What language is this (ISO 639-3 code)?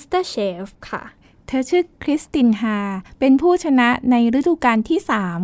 tha